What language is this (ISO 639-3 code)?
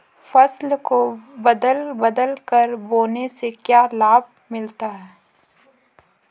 hin